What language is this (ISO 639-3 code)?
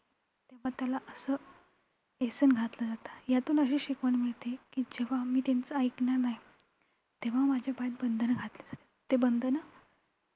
mar